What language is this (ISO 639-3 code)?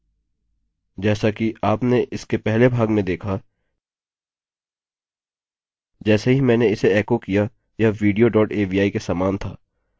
hin